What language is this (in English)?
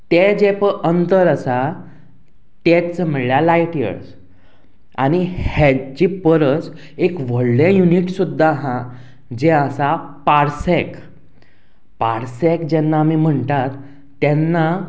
Konkani